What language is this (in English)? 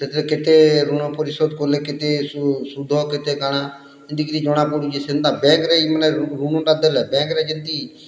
Odia